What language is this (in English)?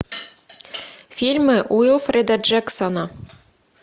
Russian